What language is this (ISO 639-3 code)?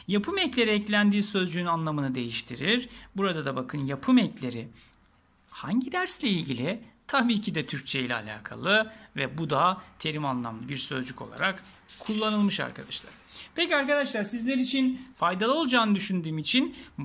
tur